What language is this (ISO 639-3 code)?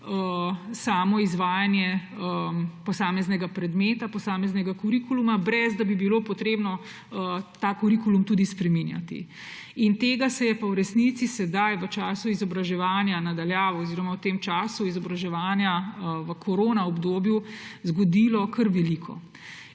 slv